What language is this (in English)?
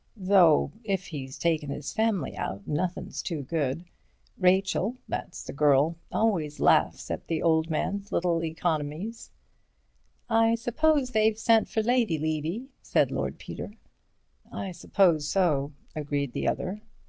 English